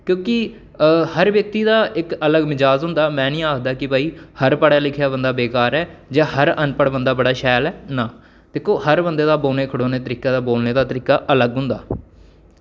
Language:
Dogri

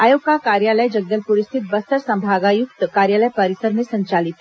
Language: Hindi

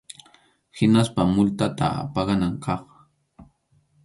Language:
Arequipa-La Unión Quechua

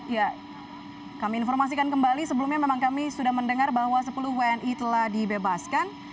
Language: Indonesian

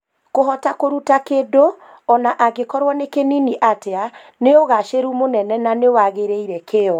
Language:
Kikuyu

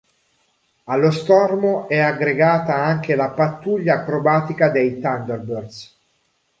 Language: Italian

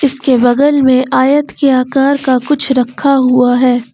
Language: Hindi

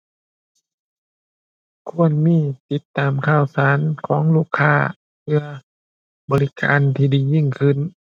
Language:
Thai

